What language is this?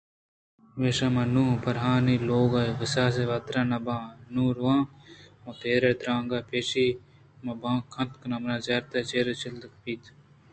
Eastern Balochi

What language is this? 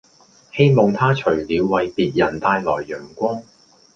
Cantonese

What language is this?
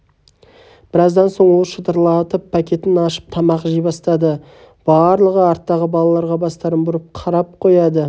Kazakh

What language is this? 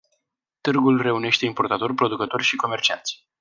Romanian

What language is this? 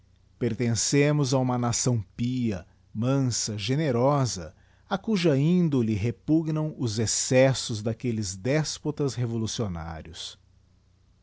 Portuguese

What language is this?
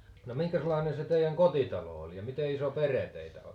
Finnish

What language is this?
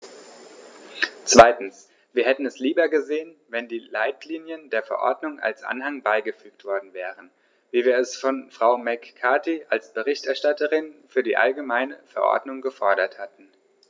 German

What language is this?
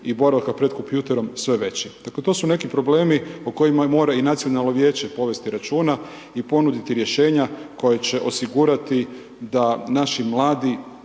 Croatian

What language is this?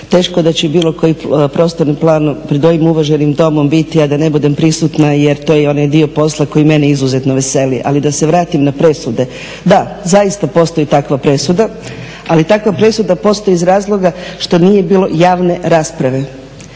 Croatian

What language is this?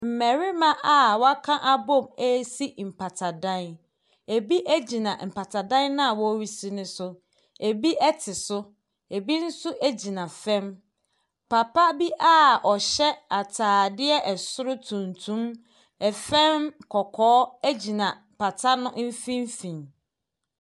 Akan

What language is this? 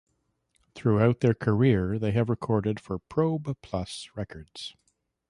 English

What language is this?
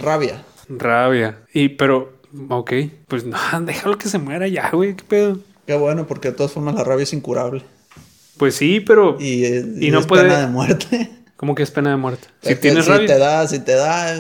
Spanish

